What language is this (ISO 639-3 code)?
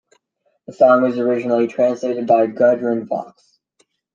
eng